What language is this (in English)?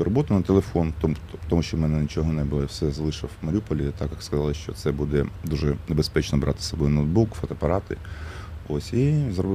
Ukrainian